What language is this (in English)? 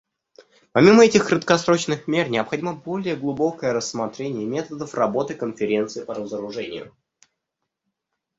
Russian